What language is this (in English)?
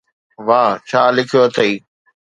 Sindhi